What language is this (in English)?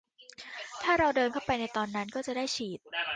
Thai